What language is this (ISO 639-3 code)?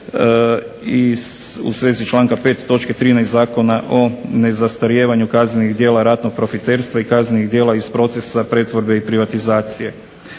hrv